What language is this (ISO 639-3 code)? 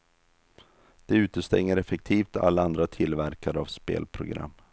swe